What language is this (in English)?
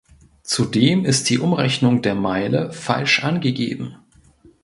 German